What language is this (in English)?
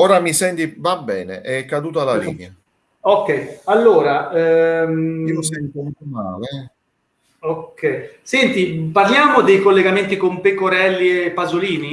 Italian